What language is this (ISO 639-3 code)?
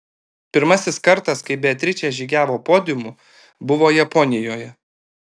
lit